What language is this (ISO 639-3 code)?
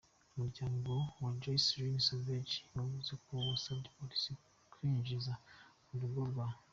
kin